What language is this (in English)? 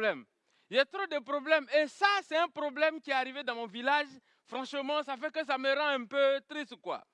French